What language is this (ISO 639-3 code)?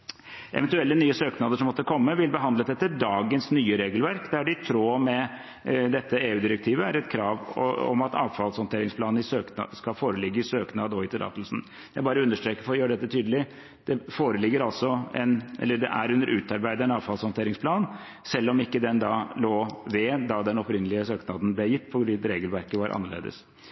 nob